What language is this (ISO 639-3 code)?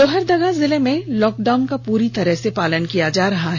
hin